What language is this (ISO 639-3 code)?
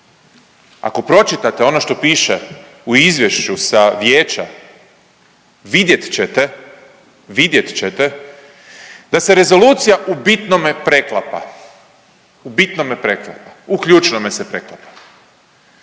hrv